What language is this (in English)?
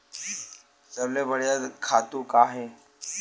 Chhattisgarhi